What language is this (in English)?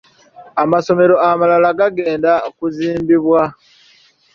Ganda